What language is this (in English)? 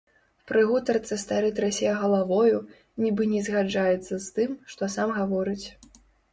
Belarusian